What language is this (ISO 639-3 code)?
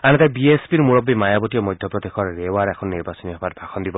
asm